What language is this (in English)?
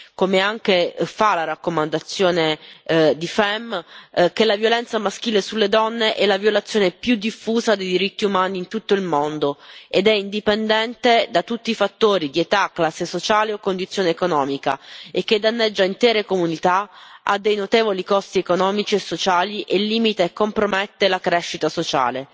Italian